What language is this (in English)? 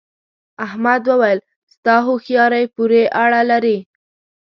Pashto